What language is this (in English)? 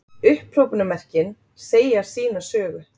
Icelandic